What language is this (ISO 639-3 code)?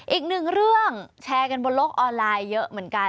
tha